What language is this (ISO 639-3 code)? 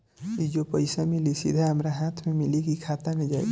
bho